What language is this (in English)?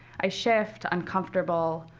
English